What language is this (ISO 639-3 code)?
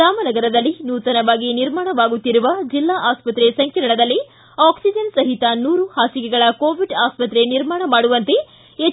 kan